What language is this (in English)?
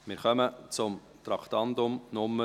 Swiss German